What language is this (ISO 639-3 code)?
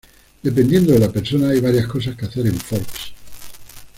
spa